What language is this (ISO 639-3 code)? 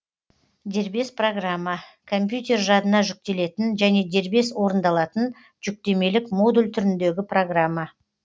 kaz